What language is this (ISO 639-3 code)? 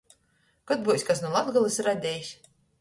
ltg